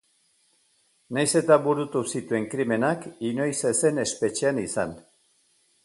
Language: Basque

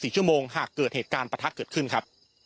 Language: Thai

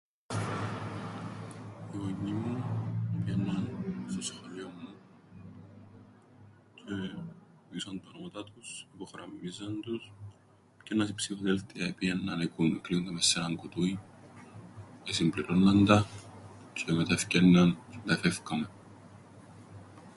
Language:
Greek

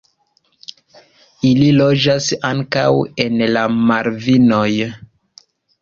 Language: Esperanto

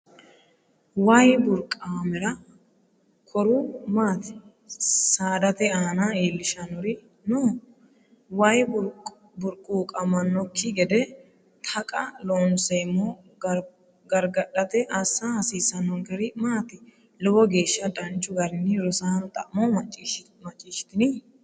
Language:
Sidamo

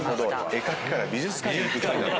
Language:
Japanese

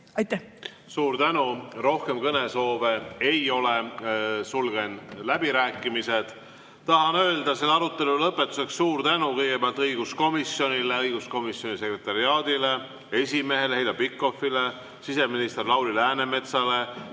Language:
Estonian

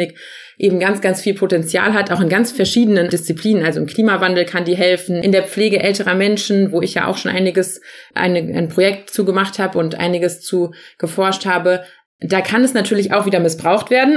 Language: German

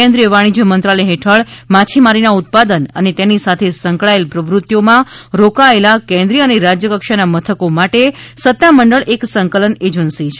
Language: Gujarati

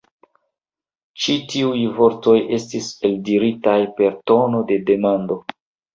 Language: Esperanto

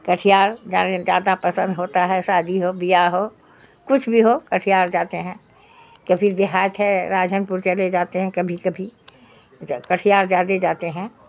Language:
Urdu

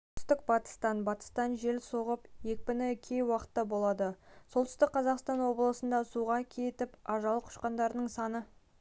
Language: Kazakh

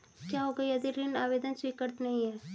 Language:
Hindi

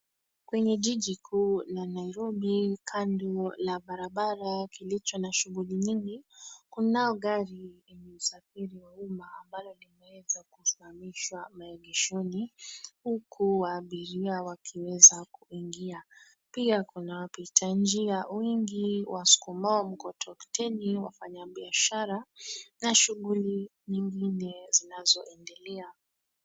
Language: Swahili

